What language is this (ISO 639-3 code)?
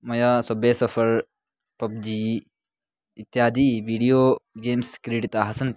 san